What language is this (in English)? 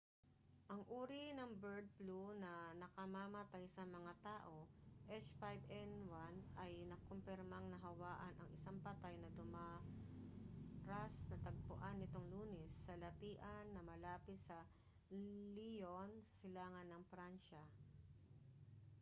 Filipino